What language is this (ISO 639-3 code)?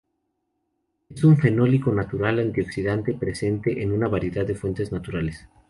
spa